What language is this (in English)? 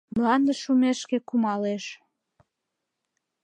Mari